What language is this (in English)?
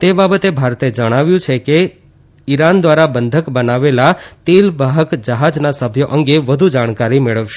Gujarati